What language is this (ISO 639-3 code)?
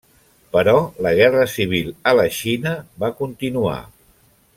cat